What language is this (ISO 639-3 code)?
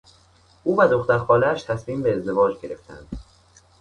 fas